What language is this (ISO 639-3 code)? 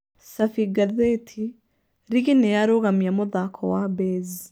kik